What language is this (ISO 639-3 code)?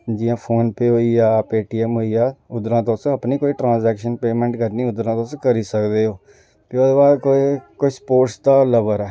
doi